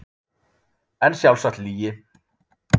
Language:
Icelandic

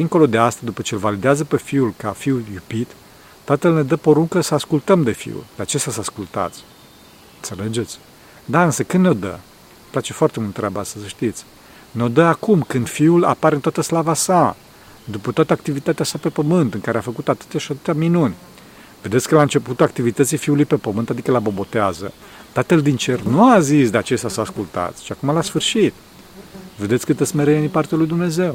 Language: Romanian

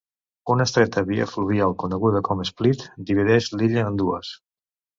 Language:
Catalan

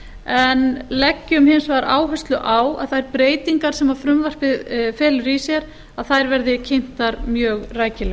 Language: Icelandic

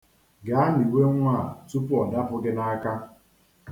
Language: Igbo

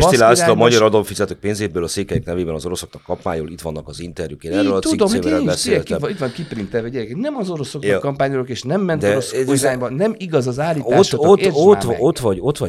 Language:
Hungarian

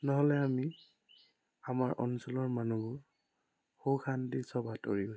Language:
Assamese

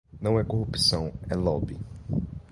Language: Portuguese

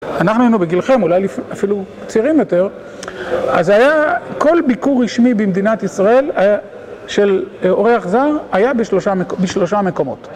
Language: Hebrew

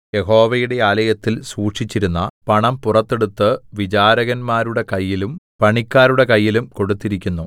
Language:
Malayalam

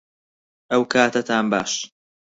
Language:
Central Kurdish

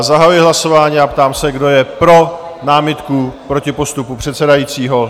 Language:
Czech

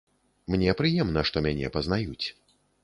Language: Belarusian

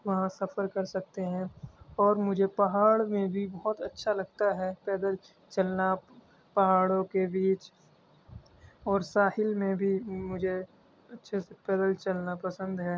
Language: Urdu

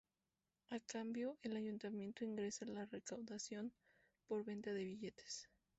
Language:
Spanish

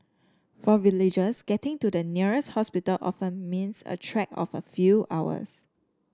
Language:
English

